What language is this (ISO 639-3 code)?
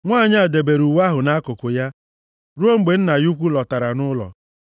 ibo